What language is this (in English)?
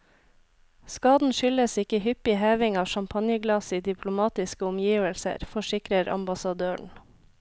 Norwegian